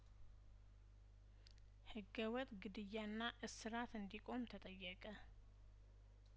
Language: Amharic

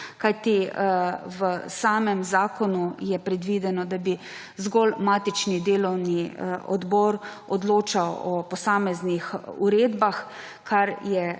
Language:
Slovenian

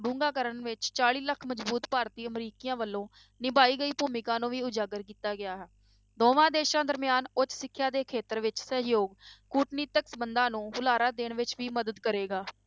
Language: Punjabi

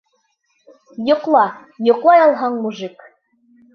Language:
Bashkir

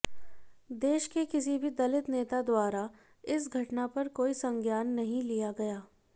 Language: Hindi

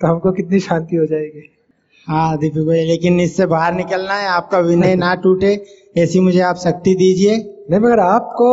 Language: Hindi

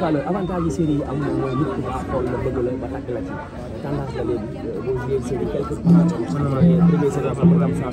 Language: Indonesian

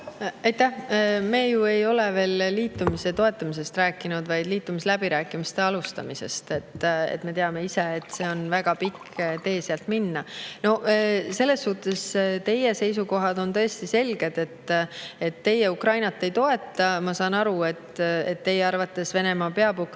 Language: Estonian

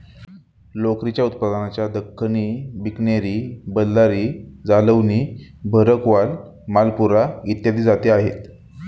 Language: Marathi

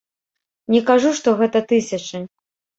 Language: Belarusian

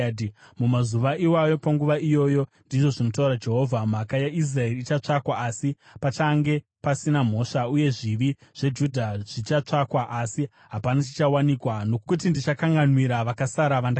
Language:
Shona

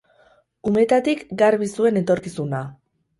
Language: Basque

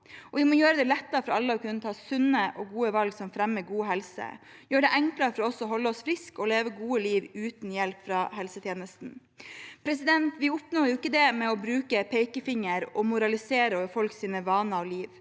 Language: Norwegian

